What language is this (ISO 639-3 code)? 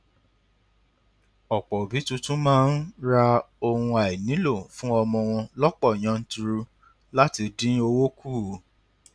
yor